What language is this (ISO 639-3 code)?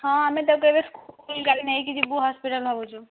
ori